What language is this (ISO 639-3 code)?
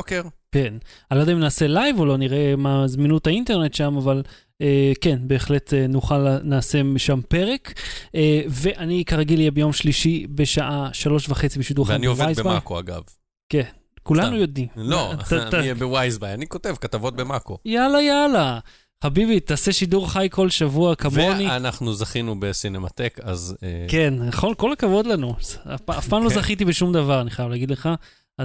heb